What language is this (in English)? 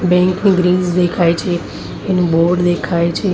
Gujarati